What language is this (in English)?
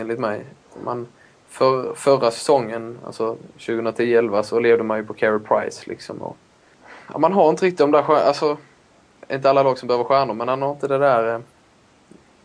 Swedish